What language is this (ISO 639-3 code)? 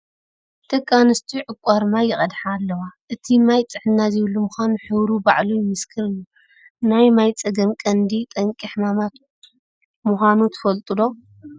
tir